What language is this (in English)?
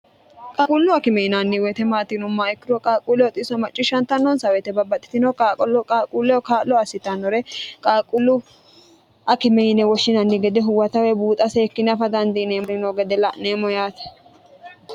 Sidamo